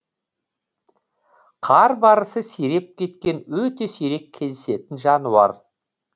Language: Kazakh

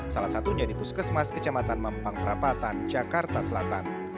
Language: Indonesian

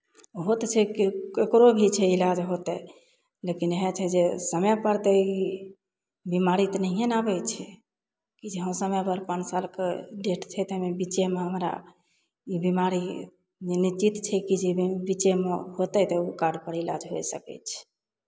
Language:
Maithili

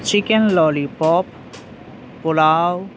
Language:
Urdu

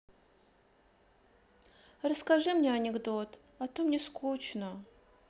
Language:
Russian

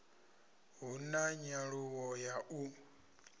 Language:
Venda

